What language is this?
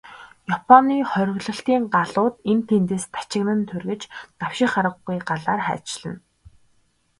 Mongolian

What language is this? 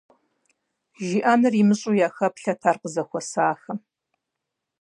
Kabardian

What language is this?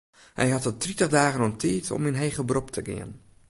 Western Frisian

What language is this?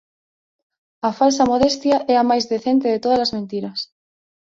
Galician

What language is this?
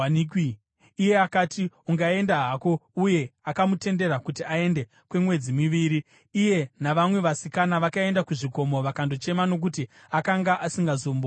Shona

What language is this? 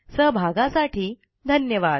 Marathi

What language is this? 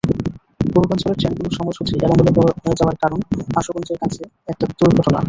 Bangla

